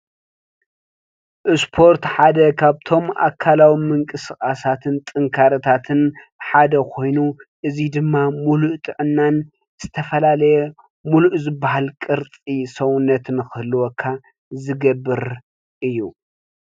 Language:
Tigrinya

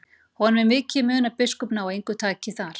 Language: Icelandic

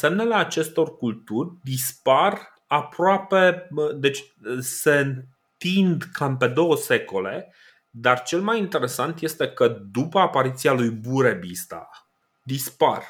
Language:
Romanian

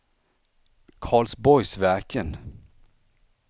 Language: Swedish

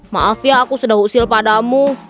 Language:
Indonesian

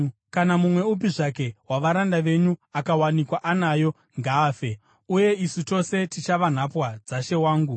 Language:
Shona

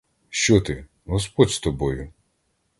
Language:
Ukrainian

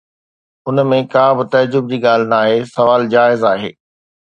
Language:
Sindhi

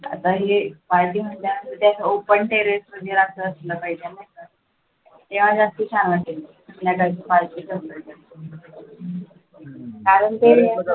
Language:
Marathi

